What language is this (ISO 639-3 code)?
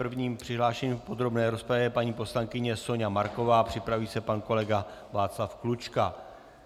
ces